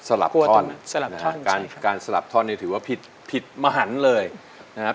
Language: Thai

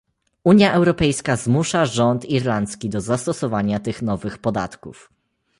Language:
Polish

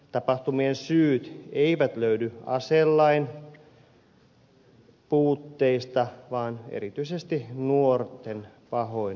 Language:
Finnish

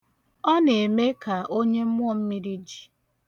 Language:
Igbo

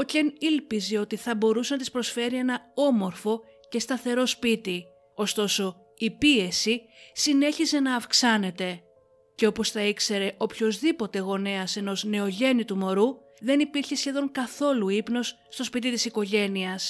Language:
Greek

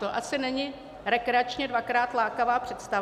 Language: Czech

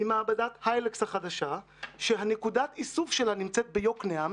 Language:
Hebrew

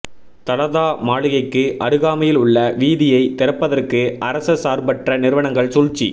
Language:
Tamil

